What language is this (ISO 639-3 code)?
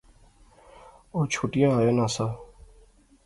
phr